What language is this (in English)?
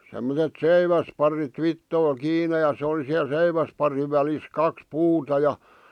Finnish